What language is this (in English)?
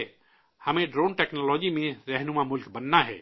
Urdu